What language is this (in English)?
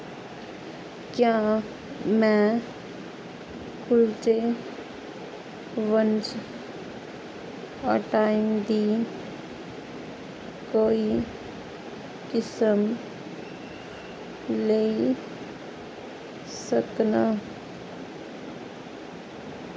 Dogri